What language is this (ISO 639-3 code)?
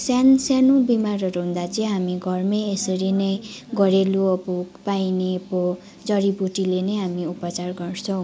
nep